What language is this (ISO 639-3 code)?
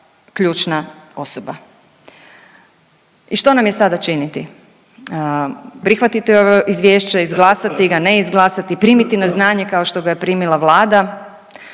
hrv